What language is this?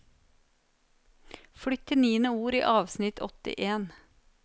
Norwegian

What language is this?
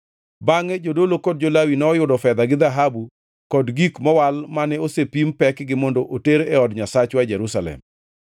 Luo (Kenya and Tanzania)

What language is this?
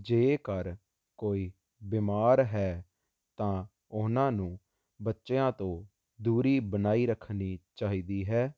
Punjabi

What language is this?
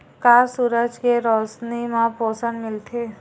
Chhattisgarhi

